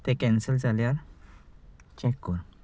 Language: Konkani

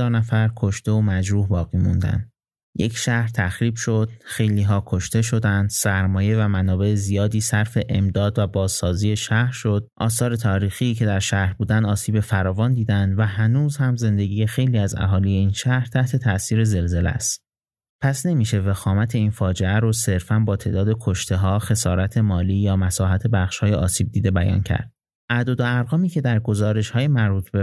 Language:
Persian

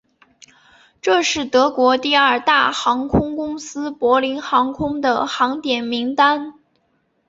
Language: Chinese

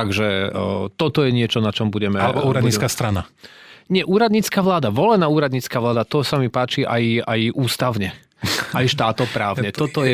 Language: Slovak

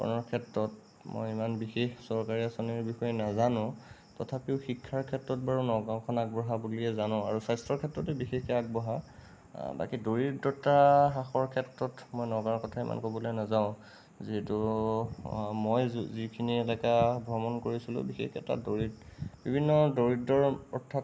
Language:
Assamese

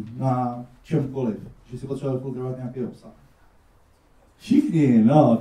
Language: Czech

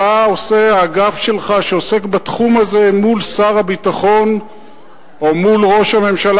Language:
Hebrew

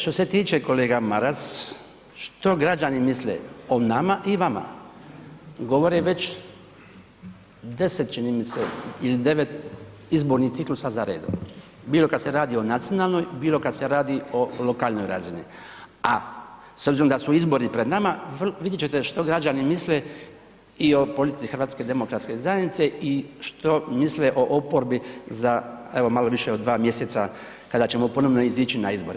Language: Croatian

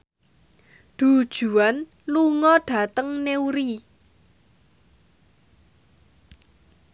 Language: Javanese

